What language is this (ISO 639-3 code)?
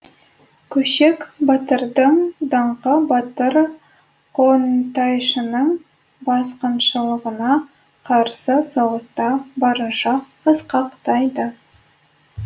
kaz